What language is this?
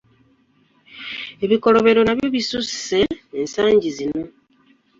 Ganda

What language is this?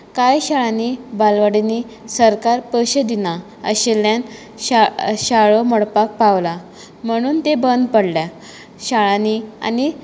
Konkani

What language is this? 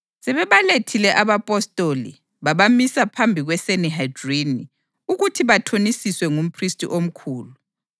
North Ndebele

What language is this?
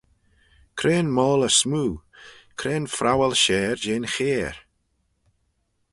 Manx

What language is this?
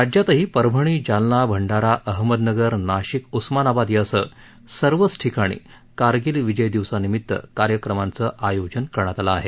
Marathi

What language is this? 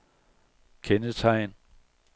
Danish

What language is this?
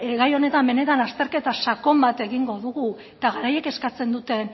Basque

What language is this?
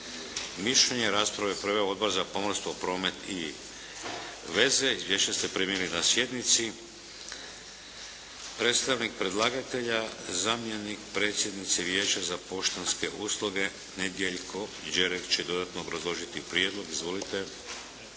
Croatian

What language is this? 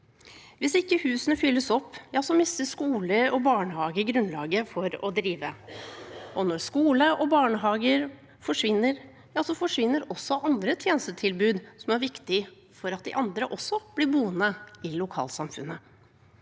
Norwegian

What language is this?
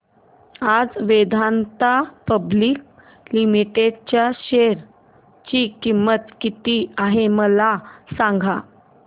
Marathi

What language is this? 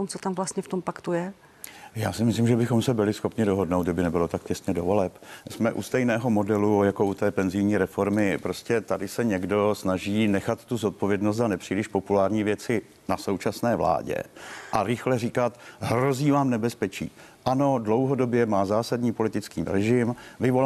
Czech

